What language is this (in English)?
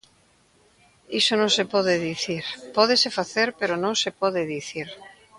Galician